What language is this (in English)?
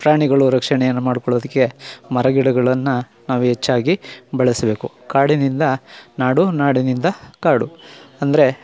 Kannada